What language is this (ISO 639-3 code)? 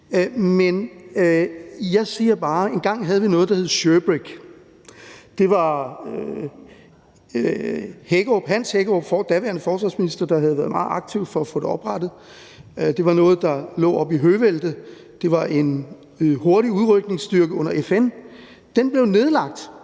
dan